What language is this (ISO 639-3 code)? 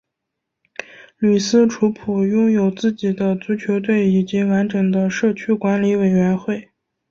zho